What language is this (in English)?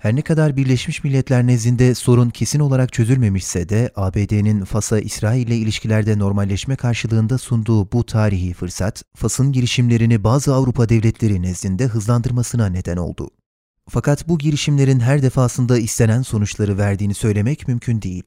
Turkish